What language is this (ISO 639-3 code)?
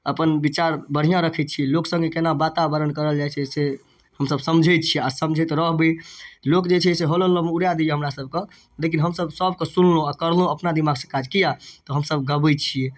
mai